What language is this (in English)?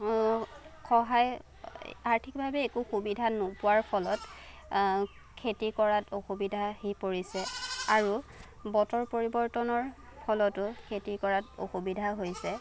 Assamese